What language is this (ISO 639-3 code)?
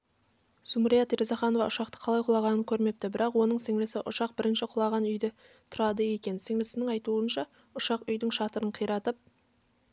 kaz